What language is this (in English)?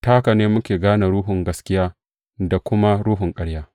Hausa